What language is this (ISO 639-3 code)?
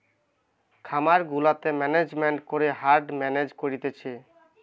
ben